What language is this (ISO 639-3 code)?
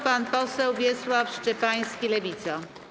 pol